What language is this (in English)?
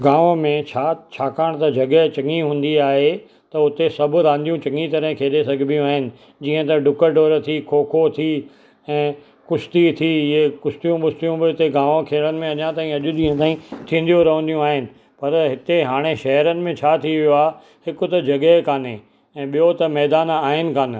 Sindhi